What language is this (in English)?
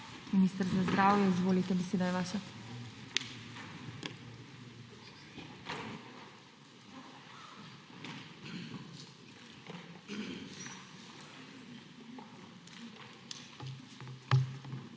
Slovenian